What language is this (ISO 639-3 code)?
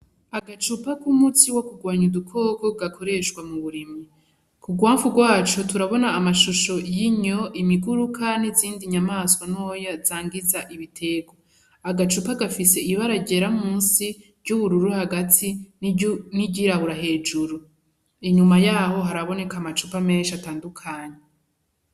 run